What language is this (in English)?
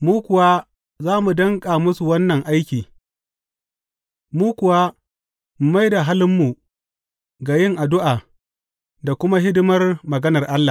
Hausa